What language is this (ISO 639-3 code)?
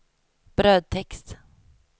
swe